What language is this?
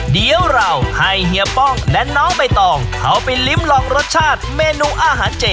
Thai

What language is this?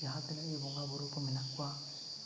Santali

